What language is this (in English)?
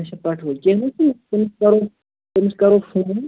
Kashmiri